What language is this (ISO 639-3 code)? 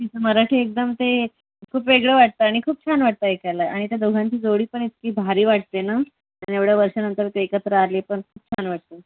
mar